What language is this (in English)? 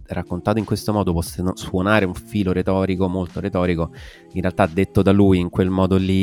Italian